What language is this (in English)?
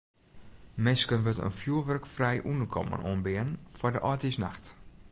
Western Frisian